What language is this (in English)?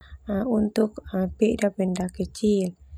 Termanu